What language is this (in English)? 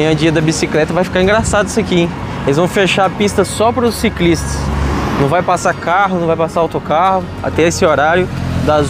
Portuguese